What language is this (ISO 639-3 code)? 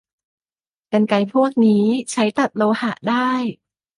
tha